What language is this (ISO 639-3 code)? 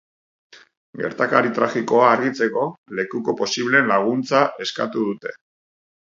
eus